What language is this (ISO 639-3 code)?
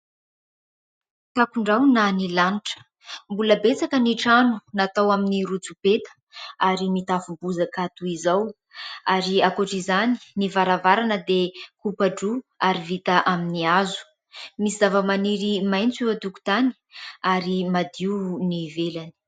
mlg